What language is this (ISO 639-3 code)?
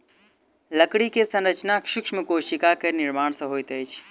mai